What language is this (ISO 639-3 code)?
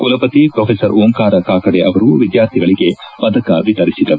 kan